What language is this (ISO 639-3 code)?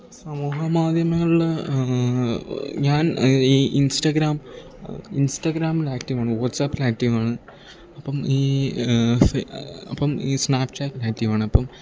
mal